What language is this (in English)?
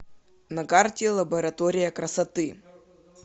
Russian